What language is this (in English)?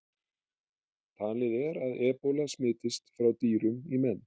Icelandic